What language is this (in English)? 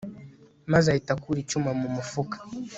Kinyarwanda